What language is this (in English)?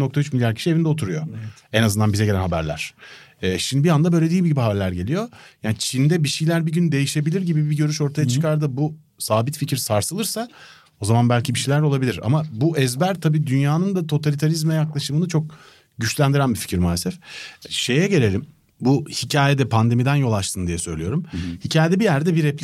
Turkish